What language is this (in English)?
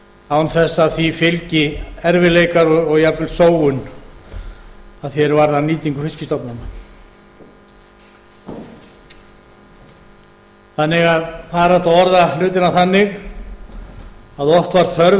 Icelandic